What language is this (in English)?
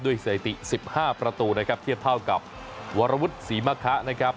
Thai